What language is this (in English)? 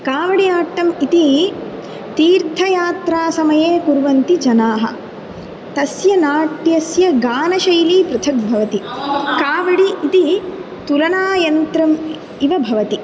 Sanskrit